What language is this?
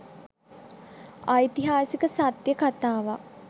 Sinhala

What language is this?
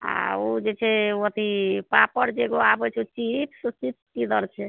Maithili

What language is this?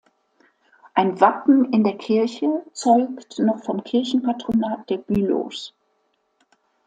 German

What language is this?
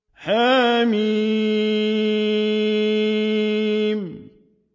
Arabic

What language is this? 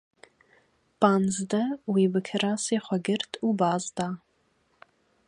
Kurdish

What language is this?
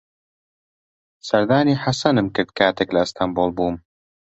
Central Kurdish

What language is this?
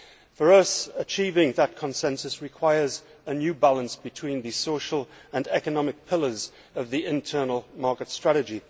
English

